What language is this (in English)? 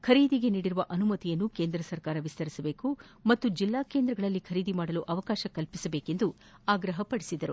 Kannada